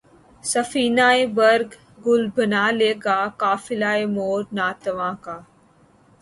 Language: Urdu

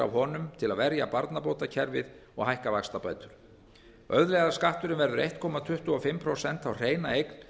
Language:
Icelandic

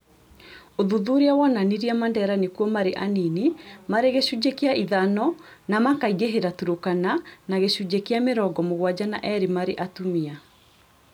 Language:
Kikuyu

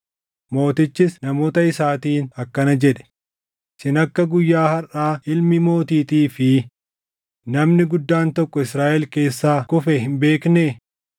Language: Oromo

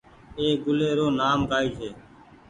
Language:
Goaria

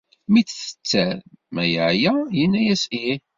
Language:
Kabyle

